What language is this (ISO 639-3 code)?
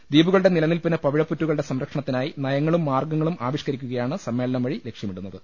mal